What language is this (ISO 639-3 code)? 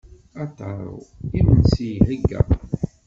kab